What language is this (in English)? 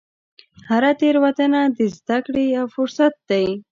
Pashto